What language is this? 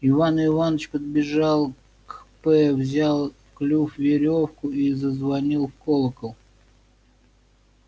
Russian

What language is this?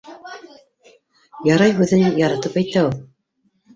Bashkir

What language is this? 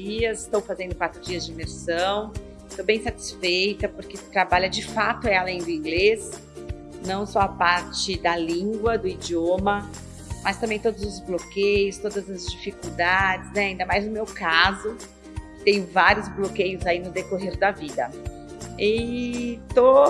Portuguese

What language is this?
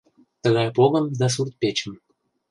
Mari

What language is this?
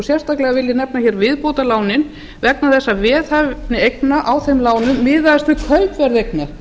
Icelandic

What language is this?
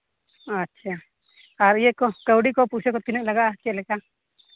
Santali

